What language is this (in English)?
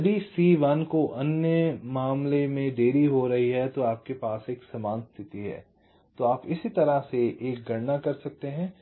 Hindi